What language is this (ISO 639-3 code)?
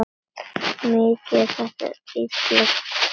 isl